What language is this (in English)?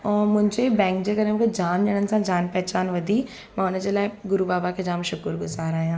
Sindhi